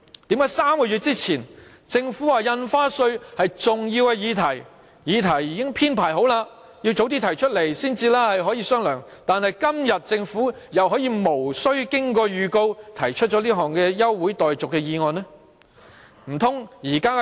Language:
Cantonese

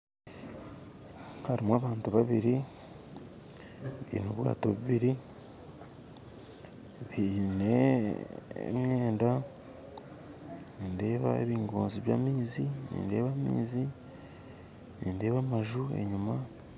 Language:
Nyankole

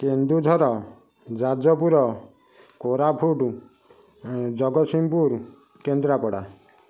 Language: Odia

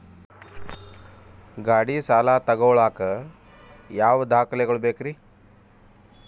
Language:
Kannada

